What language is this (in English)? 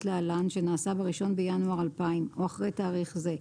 Hebrew